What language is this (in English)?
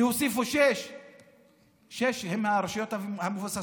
Hebrew